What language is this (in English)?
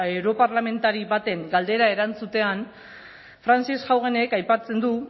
Basque